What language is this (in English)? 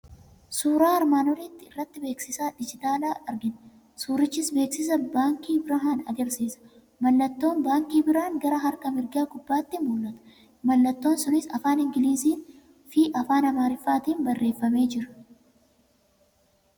Oromo